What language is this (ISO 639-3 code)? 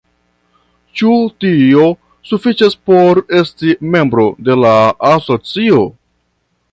epo